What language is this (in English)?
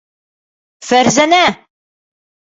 Bashkir